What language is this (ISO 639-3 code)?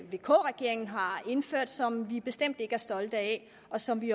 dan